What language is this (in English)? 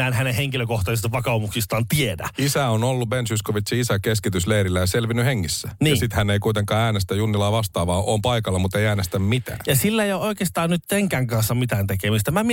Finnish